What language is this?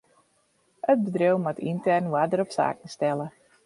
Western Frisian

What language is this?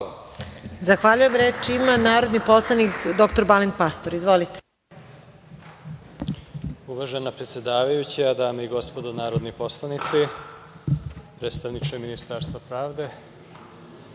Serbian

